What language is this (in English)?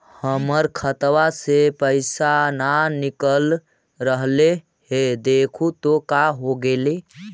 Magahi